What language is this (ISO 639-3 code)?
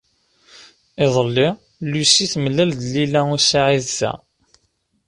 kab